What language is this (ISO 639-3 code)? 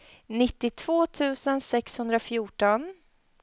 swe